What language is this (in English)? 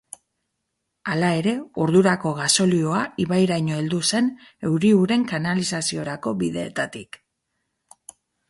Basque